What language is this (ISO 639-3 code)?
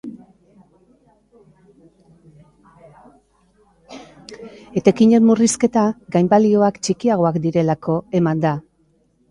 eus